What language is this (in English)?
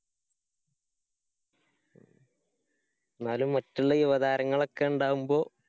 Malayalam